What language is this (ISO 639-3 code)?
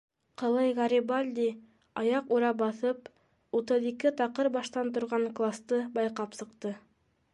bak